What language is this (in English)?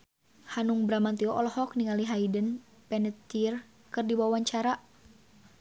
Sundanese